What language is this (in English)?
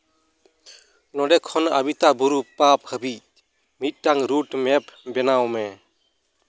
Santali